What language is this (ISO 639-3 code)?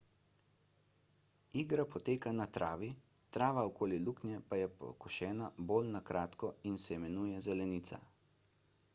slv